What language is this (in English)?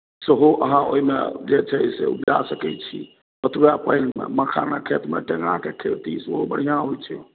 Maithili